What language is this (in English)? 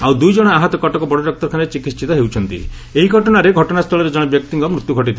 Odia